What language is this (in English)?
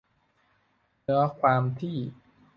Thai